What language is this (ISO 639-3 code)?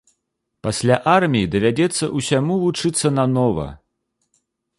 bel